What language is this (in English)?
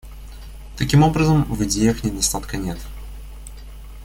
Russian